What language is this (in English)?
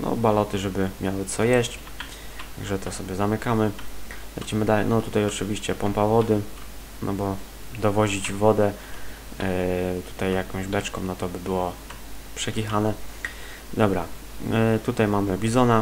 Polish